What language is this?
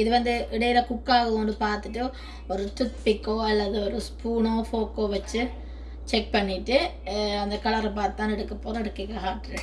Tamil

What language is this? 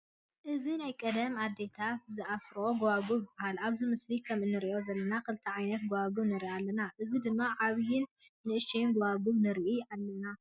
Tigrinya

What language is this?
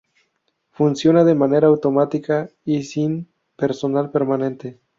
Spanish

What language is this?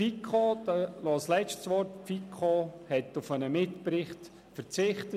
Swiss German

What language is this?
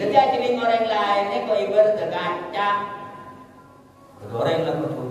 Indonesian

